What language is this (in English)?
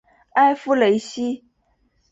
Chinese